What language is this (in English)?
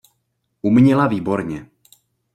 Czech